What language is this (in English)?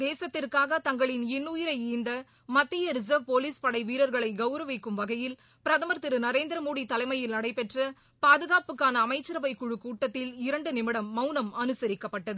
Tamil